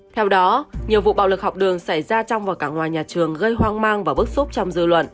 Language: Vietnamese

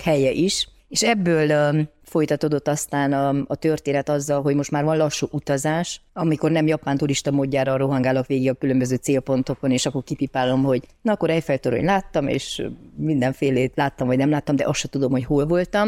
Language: Hungarian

